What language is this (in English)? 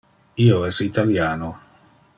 Interlingua